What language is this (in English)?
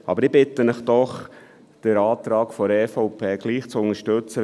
Swiss German